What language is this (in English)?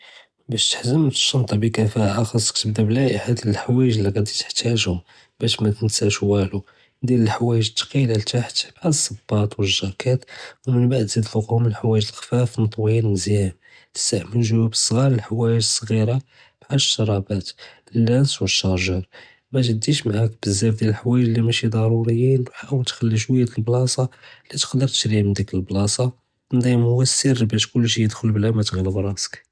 Judeo-Arabic